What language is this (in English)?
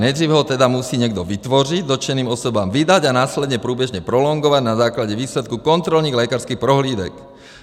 Czech